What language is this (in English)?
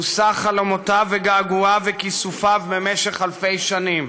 Hebrew